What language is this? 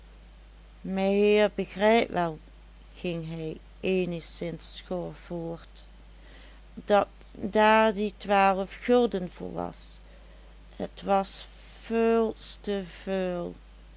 Dutch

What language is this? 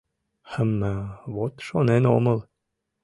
Mari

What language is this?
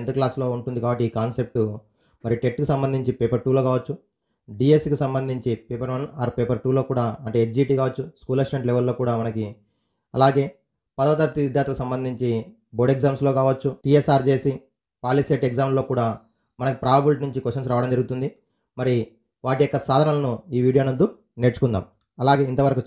Telugu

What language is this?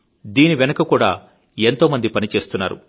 Telugu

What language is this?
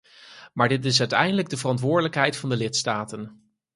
Dutch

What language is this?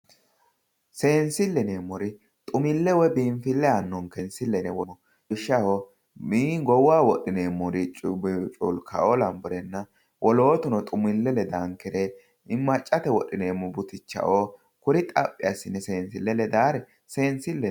Sidamo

